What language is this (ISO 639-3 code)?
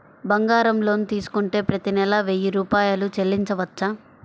tel